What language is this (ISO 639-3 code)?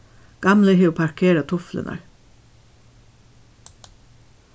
fao